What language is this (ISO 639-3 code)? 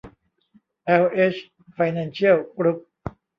tha